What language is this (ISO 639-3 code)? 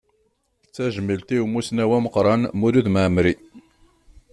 kab